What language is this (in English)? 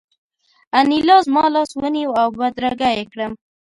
Pashto